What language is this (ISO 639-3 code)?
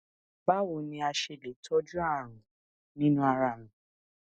yor